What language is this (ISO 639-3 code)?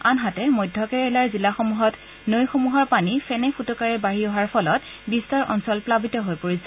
asm